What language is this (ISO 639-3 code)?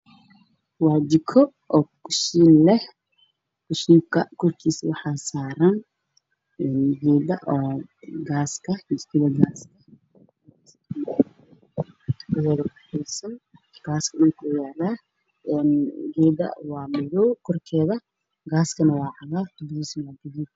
som